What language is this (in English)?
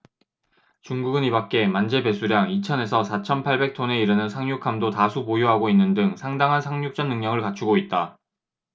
Korean